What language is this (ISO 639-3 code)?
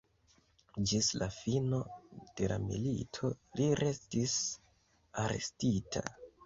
epo